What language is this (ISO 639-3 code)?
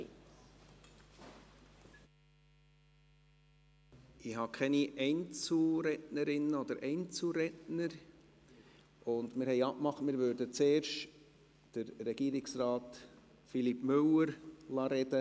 gsw